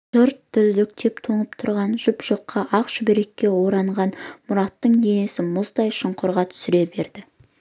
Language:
Kazakh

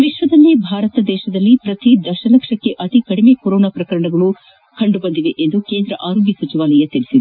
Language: Kannada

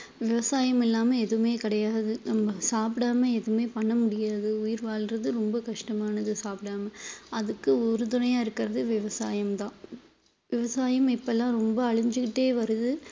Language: Tamil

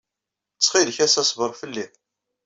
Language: Kabyle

